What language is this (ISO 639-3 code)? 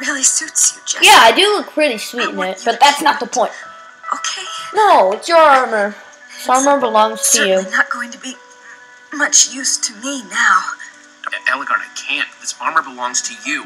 eng